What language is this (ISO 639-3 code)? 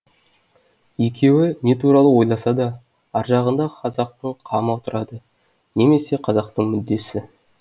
kaz